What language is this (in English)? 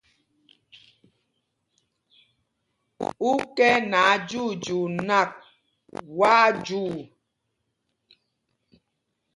Mpumpong